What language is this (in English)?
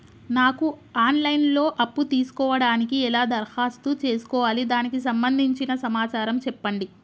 Telugu